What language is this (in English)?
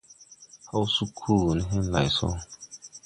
Tupuri